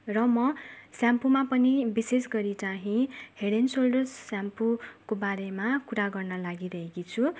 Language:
Nepali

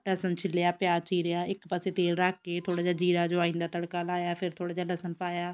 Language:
Punjabi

